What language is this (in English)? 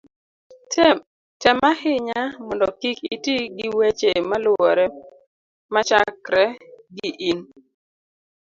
Luo (Kenya and Tanzania)